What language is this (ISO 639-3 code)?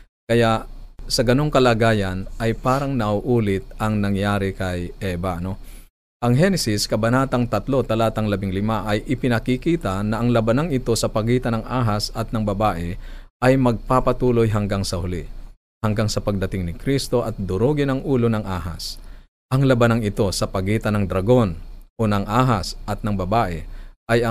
fil